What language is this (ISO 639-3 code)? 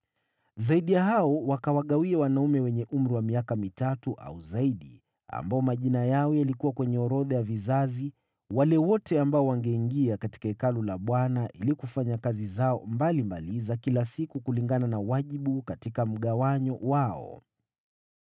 swa